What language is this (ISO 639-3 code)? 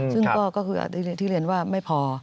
tha